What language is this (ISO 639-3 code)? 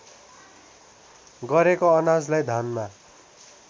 nep